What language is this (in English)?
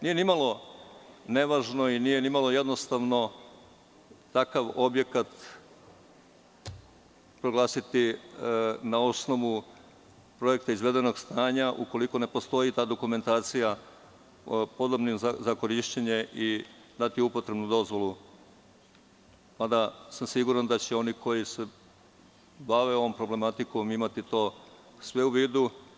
Serbian